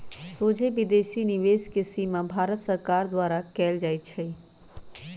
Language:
Magahi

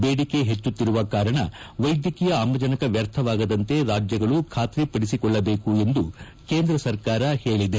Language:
Kannada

